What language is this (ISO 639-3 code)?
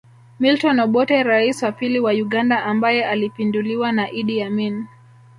swa